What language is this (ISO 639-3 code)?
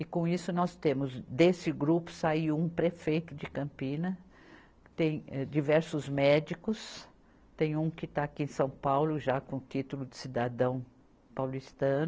por